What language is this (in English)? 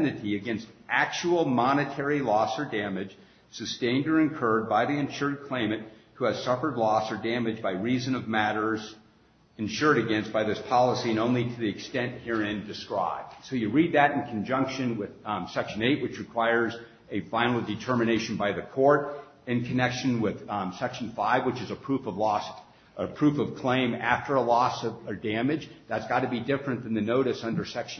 English